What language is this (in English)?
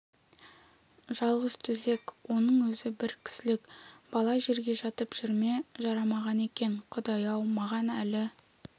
Kazakh